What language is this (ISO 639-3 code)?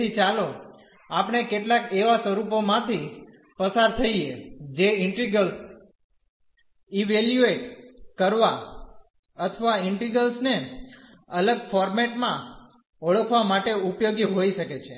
guj